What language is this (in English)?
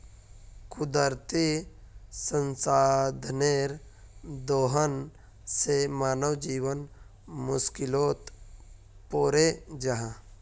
Magahi